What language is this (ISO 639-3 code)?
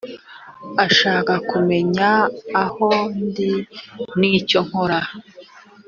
kin